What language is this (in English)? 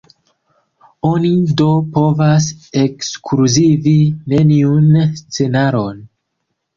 Esperanto